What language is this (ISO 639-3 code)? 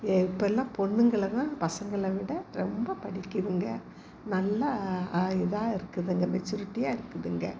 tam